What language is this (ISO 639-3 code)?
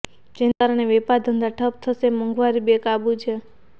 guj